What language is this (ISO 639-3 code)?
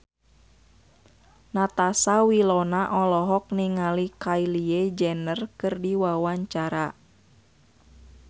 sun